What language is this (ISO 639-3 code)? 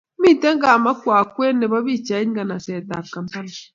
kln